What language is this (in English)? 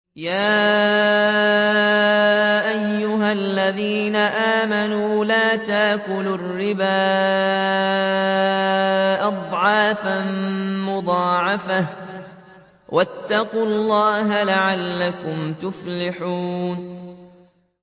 Arabic